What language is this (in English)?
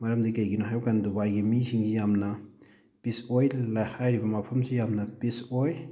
Manipuri